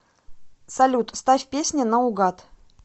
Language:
Russian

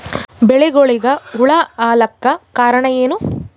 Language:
Kannada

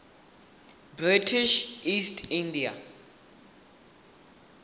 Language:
Venda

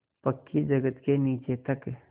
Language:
Hindi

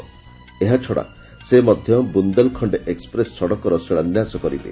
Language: Odia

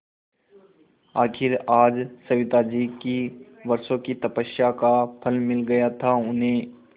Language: Hindi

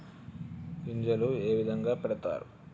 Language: Telugu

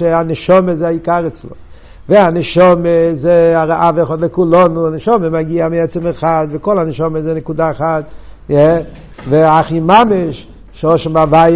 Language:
Hebrew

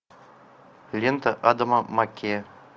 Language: Russian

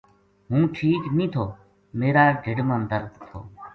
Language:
Gujari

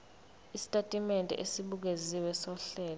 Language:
Zulu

